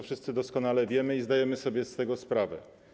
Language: Polish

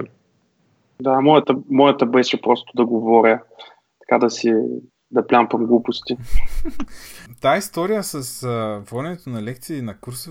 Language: Bulgarian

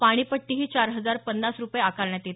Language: Marathi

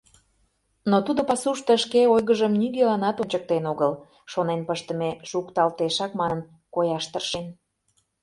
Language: Mari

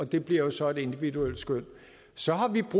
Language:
Danish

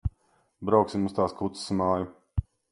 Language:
Latvian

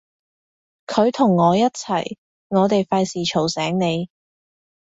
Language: Cantonese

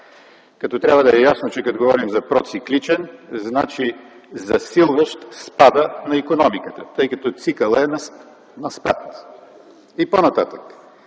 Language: Bulgarian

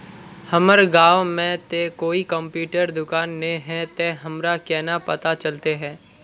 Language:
Magahi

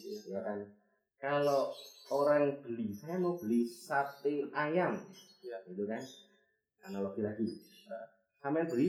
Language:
Indonesian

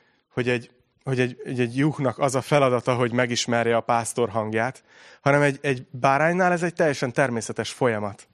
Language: Hungarian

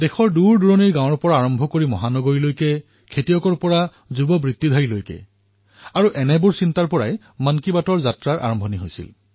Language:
Assamese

